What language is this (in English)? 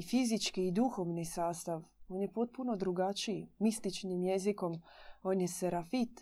Croatian